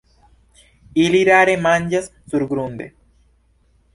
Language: Esperanto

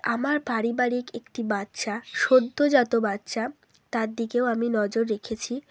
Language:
Bangla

